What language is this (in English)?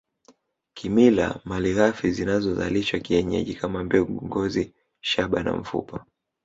Swahili